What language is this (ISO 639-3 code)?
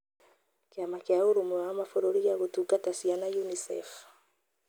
kik